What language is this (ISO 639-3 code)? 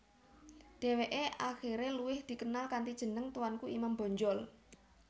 jav